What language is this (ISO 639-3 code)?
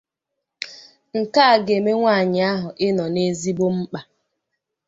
ibo